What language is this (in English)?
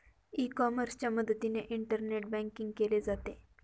Marathi